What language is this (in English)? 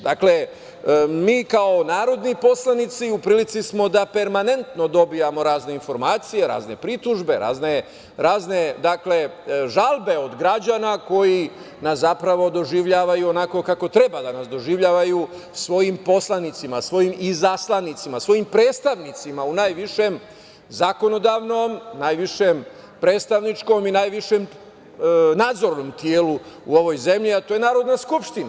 Serbian